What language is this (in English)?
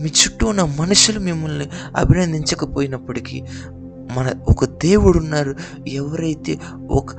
Telugu